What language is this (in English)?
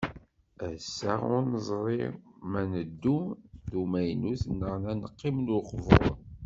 Kabyle